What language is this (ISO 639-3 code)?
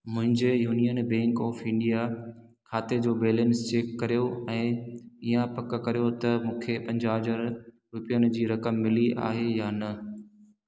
snd